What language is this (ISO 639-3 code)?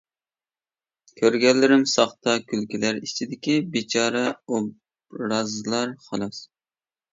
uig